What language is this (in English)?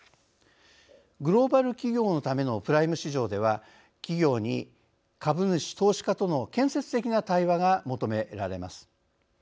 Japanese